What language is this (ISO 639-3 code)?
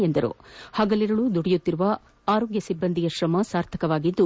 kan